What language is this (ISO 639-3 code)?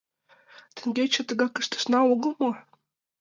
chm